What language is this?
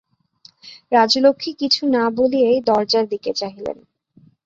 Bangla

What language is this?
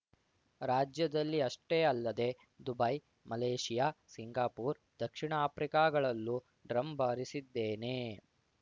Kannada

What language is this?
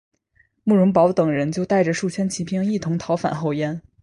Chinese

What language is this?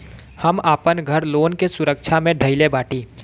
Bhojpuri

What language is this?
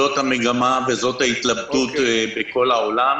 Hebrew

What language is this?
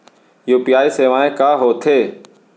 Chhattisgarhi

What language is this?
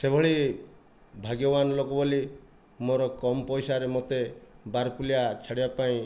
Odia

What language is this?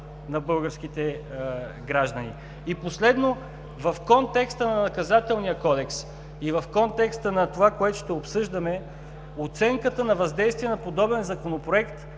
Bulgarian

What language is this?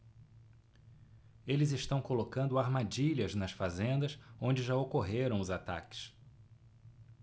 Portuguese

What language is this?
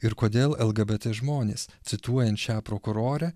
Lithuanian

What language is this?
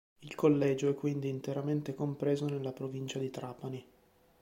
Italian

